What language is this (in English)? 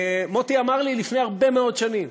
Hebrew